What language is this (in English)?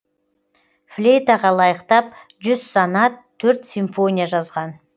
Kazakh